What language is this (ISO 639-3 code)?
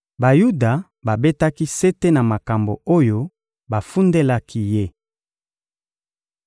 lin